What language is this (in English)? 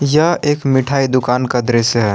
Hindi